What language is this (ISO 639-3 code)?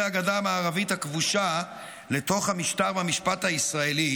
heb